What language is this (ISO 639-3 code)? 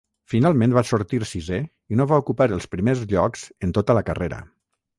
cat